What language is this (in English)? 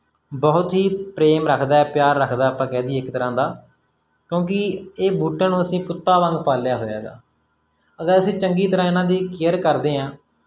Punjabi